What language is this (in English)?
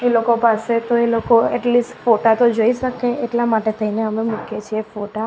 Gujarati